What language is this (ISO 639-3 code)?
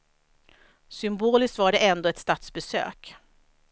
swe